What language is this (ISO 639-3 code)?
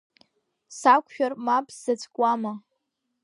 abk